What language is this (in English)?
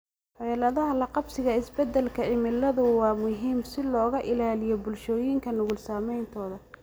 Somali